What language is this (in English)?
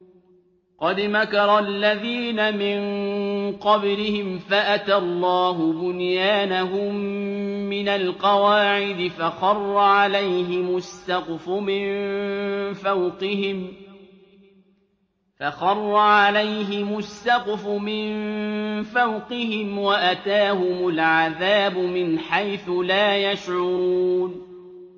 Arabic